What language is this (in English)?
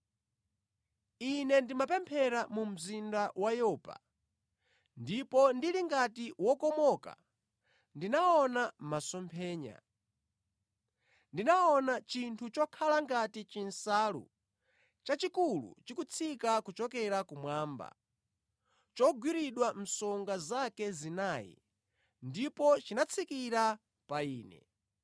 Nyanja